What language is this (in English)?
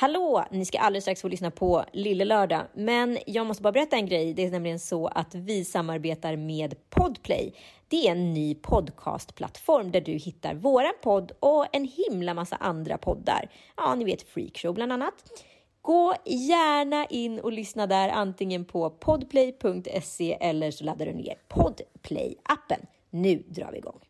Swedish